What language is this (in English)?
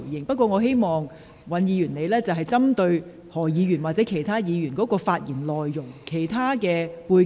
Cantonese